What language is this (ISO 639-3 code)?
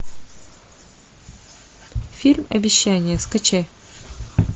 rus